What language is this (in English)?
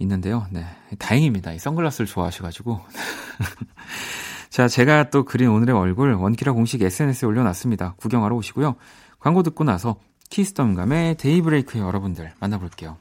Korean